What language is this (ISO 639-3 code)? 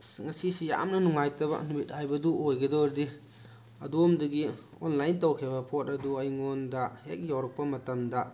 mni